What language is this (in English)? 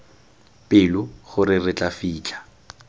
Tswana